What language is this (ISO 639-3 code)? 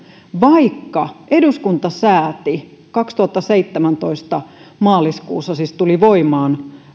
fin